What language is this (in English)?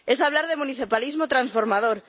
Spanish